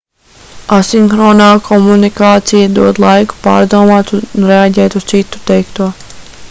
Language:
Latvian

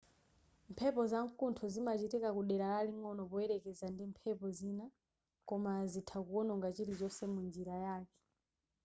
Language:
Nyanja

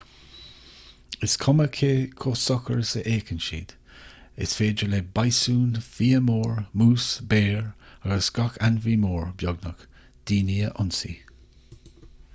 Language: Irish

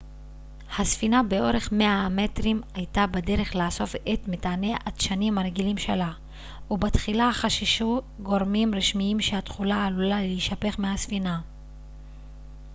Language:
Hebrew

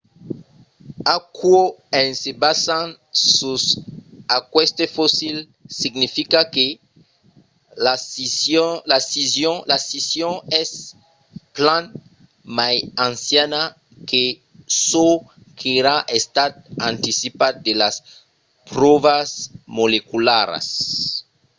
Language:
Occitan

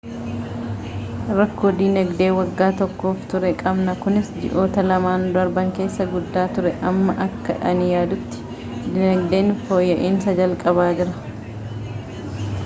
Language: Oromo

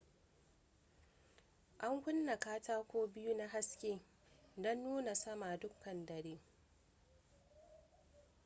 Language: Hausa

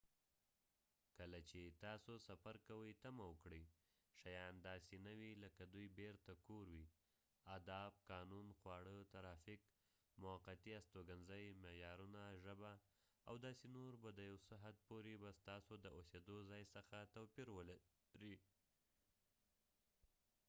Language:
Pashto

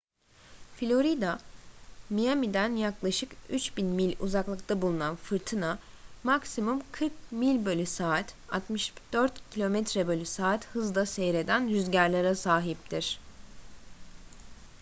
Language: Turkish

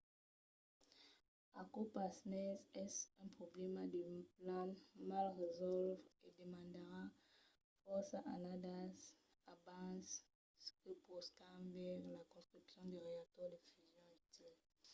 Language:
Occitan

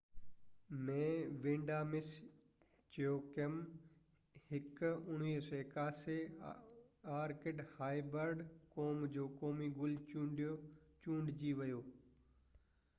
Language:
Sindhi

